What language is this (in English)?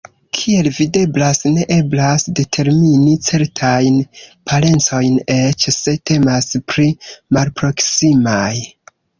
Esperanto